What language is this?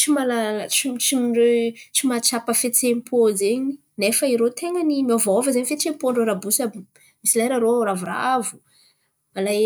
Antankarana Malagasy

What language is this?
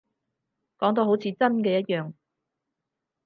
Cantonese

